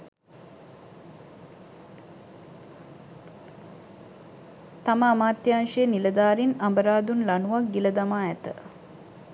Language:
Sinhala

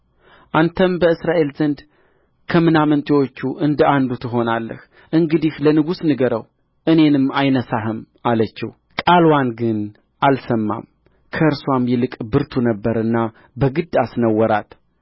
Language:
Amharic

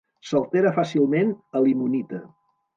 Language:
Catalan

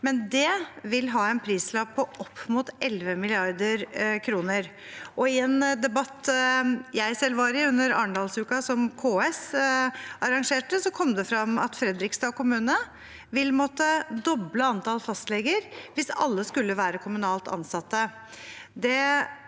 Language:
Norwegian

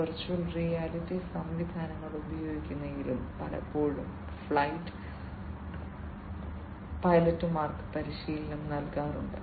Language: Malayalam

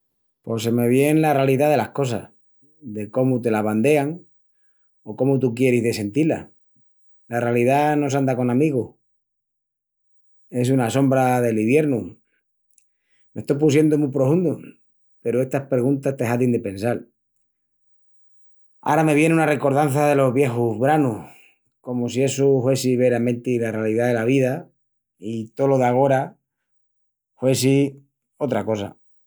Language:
Extremaduran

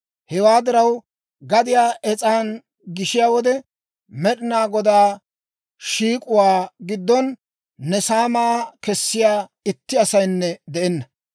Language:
Dawro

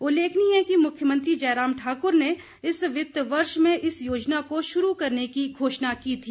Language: Hindi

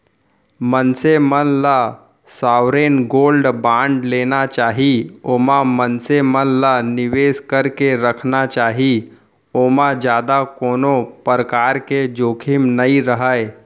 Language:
Chhattisgarhi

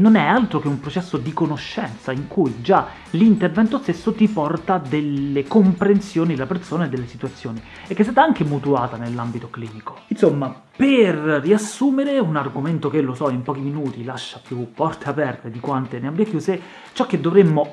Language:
Italian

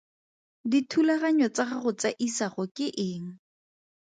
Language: Tswana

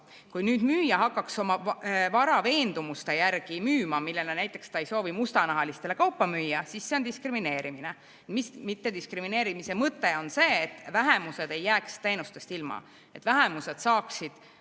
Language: Estonian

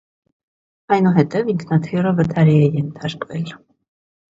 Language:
Armenian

